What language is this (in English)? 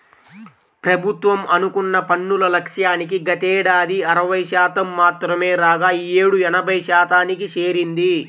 Telugu